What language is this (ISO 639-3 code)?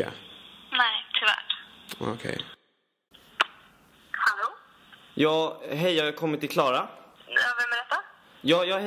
swe